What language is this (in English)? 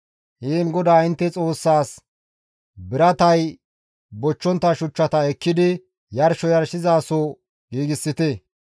Gamo